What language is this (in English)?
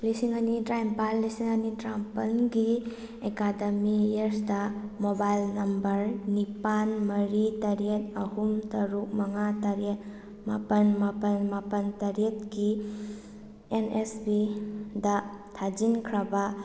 Manipuri